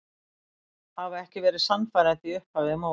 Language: Icelandic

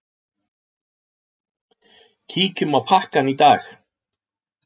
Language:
Icelandic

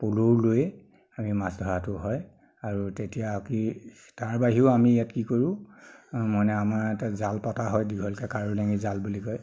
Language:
Assamese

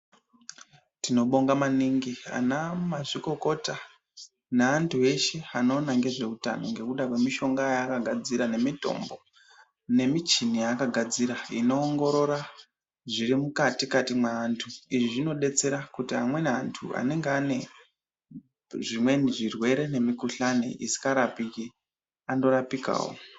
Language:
Ndau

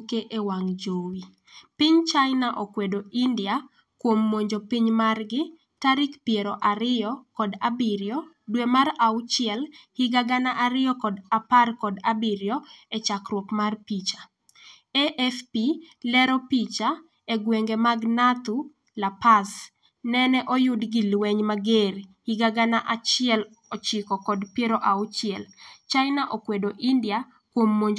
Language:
Luo (Kenya and Tanzania)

